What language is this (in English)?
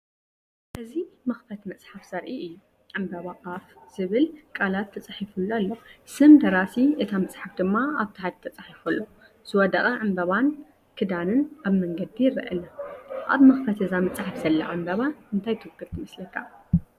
Tigrinya